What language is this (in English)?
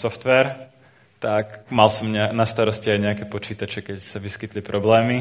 Slovak